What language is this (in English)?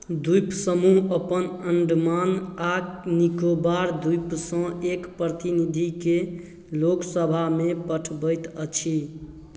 Maithili